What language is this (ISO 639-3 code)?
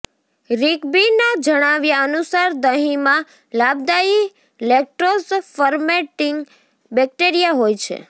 guj